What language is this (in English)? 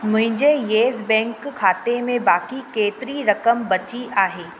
Sindhi